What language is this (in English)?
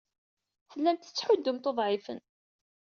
Kabyle